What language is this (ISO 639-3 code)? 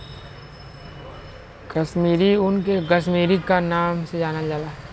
bho